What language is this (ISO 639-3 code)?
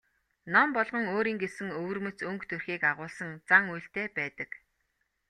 mon